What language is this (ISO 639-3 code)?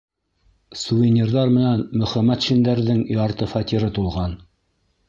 bak